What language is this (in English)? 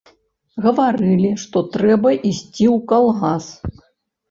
Belarusian